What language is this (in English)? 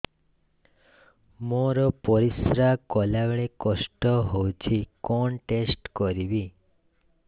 Odia